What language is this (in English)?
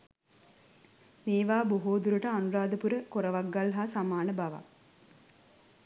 Sinhala